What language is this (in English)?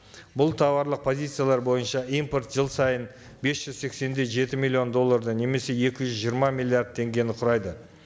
Kazakh